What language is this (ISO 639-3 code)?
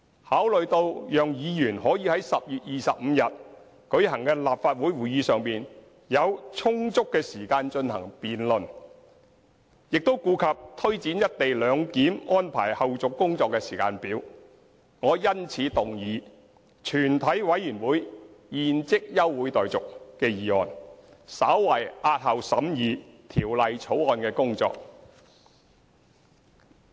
yue